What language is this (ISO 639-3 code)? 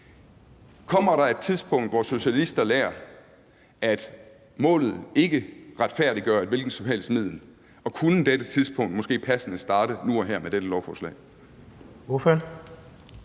dan